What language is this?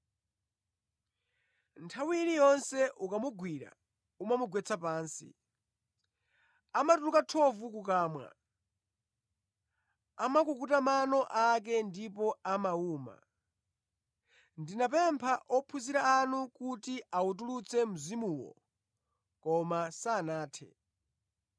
Nyanja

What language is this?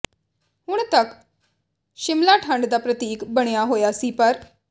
Punjabi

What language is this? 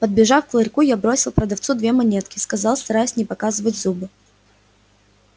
Russian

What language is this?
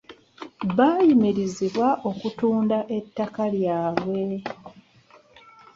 Ganda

